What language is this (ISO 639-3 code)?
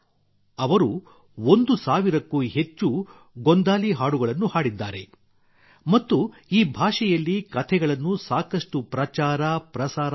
kan